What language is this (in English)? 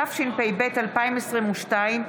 Hebrew